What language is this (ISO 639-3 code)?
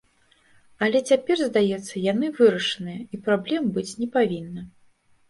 bel